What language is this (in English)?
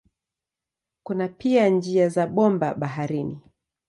Swahili